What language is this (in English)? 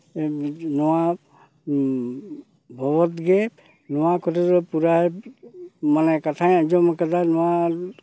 Santali